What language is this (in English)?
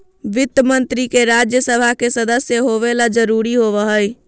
Magahi